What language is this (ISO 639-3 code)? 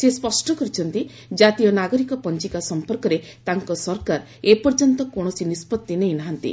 ori